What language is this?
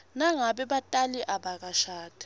Swati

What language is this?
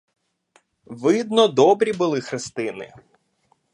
Ukrainian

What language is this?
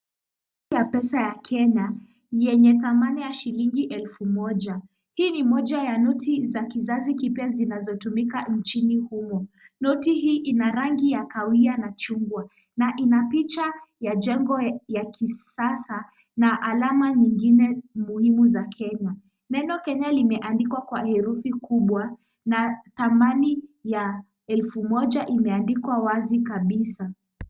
Swahili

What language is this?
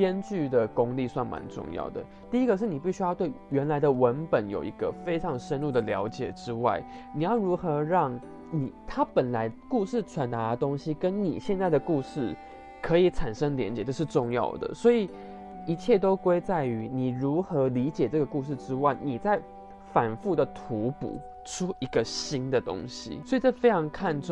Chinese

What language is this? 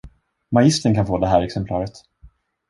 Swedish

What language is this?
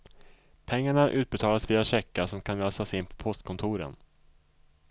Swedish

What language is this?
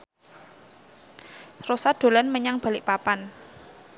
Javanese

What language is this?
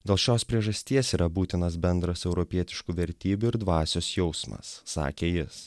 Lithuanian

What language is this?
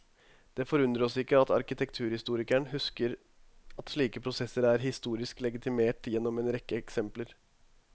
Norwegian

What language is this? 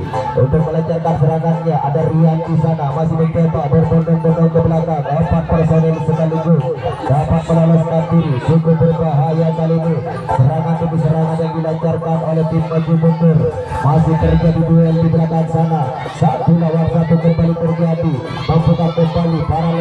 Indonesian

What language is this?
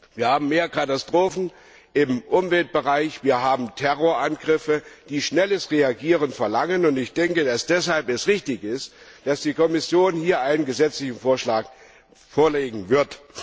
German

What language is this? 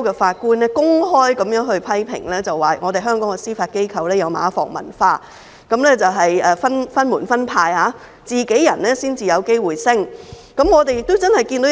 Cantonese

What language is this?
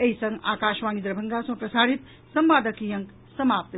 Maithili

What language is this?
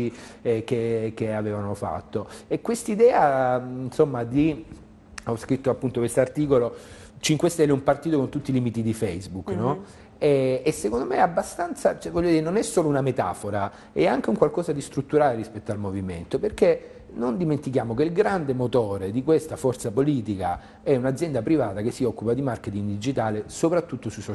Italian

